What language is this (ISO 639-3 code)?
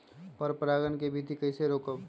mag